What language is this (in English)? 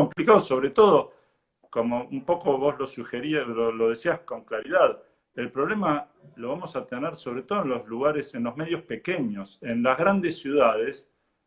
Spanish